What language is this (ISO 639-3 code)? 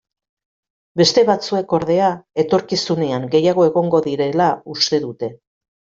eus